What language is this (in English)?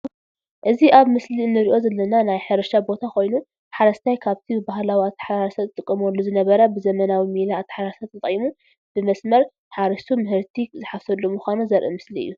Tigrinya